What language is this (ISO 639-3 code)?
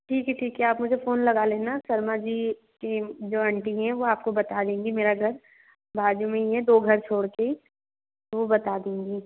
hin